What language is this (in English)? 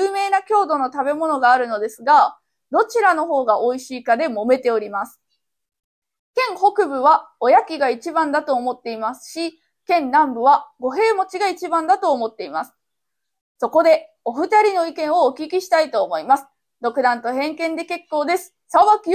Japanese